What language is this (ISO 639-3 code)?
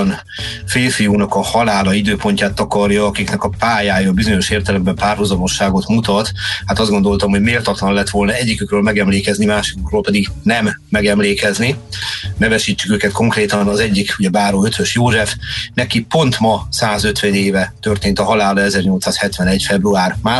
hun